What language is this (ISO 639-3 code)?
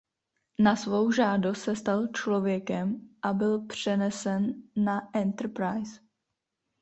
ces